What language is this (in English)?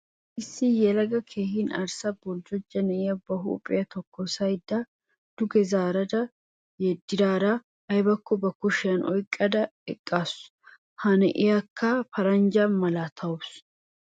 Wolaytta